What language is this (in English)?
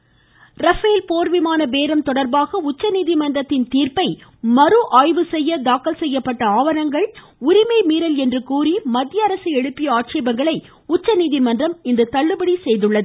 Tamil